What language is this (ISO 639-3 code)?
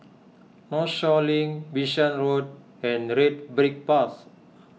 eng